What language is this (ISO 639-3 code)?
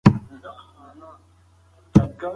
pus